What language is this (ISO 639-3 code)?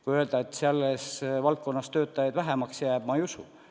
est